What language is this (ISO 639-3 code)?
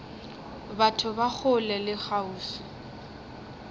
nso